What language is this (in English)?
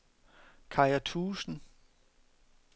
Danish